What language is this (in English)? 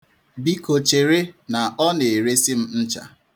Igbo